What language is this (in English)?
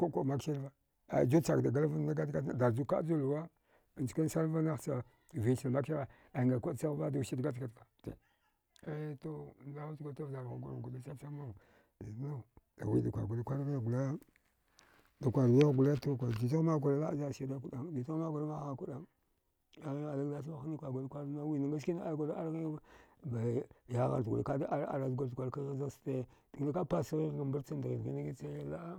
Dghwede